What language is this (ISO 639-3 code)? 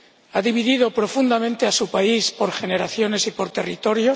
spa